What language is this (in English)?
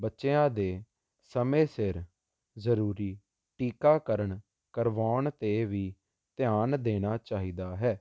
Punjabi